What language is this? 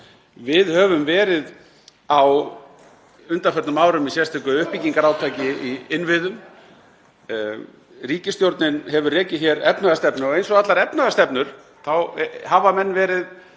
Icelandic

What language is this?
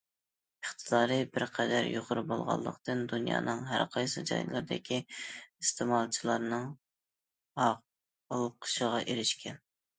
Uyghur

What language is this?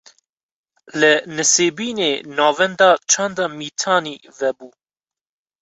Kurdish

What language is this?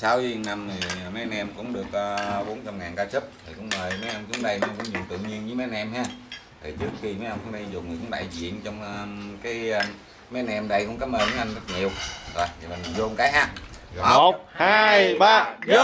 Vietnamese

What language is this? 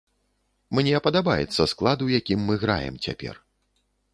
Belarusian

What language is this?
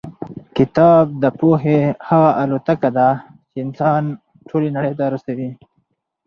Pashto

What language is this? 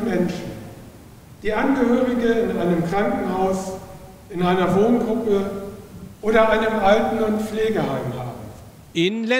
German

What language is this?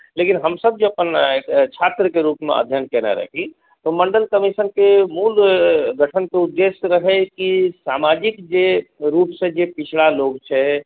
Maithili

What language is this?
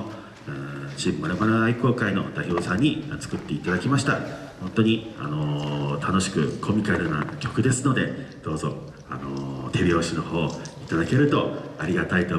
Japanese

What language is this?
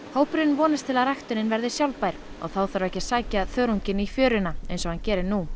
Icelandic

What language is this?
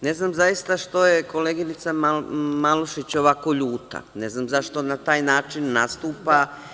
Serbian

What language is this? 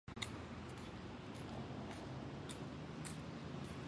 Chinese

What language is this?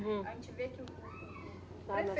Portuguese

